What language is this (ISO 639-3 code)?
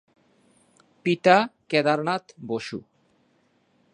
ben